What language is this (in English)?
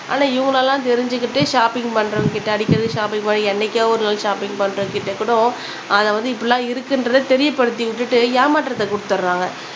Tamil